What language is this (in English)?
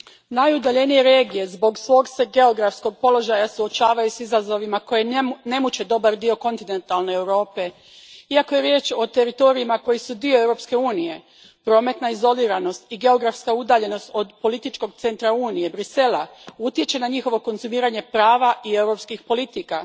Croatian